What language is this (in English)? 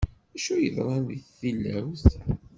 Kabyle